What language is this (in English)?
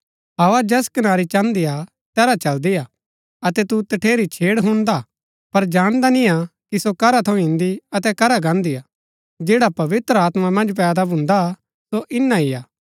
Gaddi